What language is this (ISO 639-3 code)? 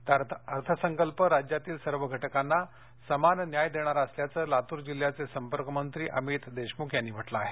mar